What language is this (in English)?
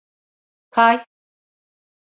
Turkish